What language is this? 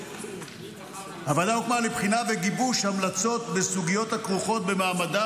Hebrew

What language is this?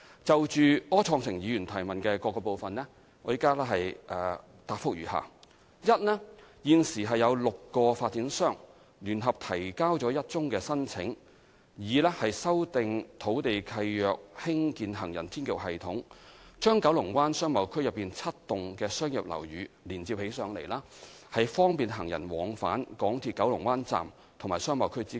Cantonese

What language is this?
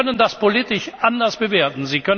German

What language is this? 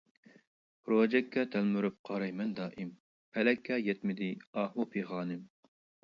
Uyghur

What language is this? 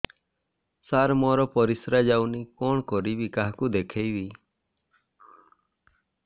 Odia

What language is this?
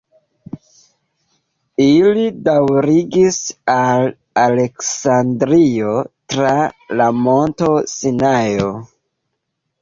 Esperanto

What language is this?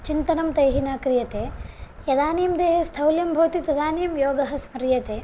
Sanskrit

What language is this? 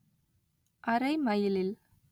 Tamil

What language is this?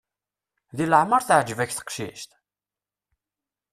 Kabyle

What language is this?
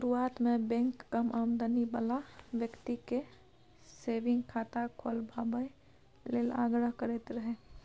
Maithili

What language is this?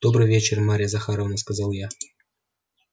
Russian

